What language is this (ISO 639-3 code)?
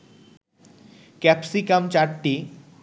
ben